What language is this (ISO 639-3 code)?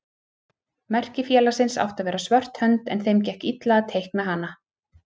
isl